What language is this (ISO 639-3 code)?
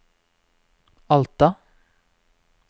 nor